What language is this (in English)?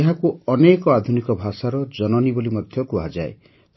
Odia